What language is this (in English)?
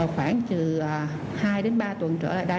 Vietnamese